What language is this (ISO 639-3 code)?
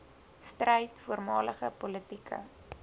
afr